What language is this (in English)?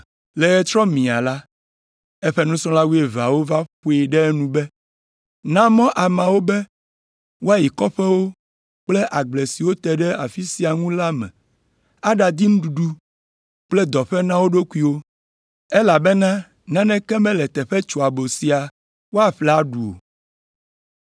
Ewe